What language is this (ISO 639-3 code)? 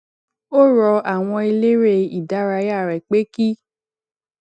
yor